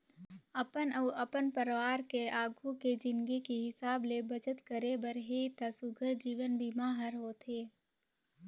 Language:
Chhattisgarhi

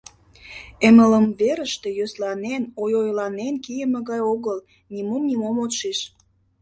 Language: Mari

